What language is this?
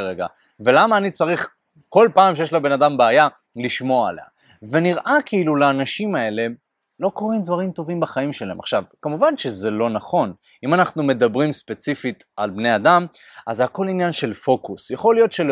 Hebrew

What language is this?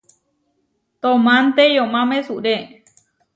Huarijio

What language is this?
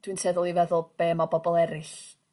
Welsh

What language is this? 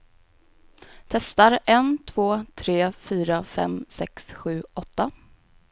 Swedish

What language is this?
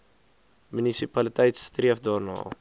Afrikaans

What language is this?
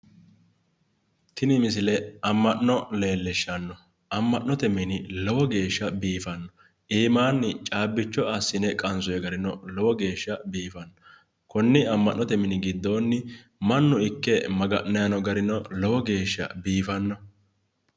Sidamo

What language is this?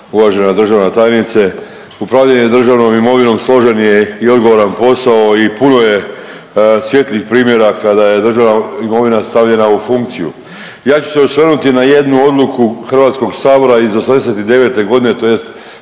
Croatian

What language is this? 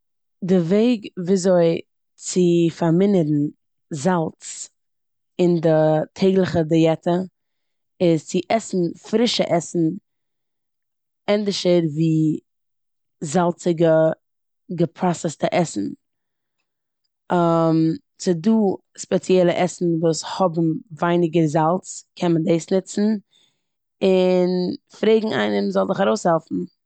Yiddish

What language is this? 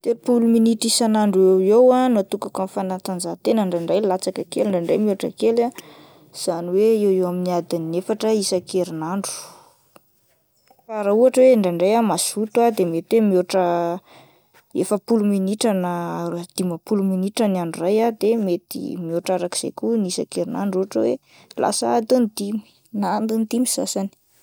Malagasy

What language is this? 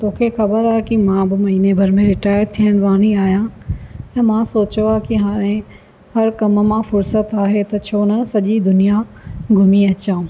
Sindhi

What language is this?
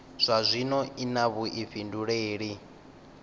Venda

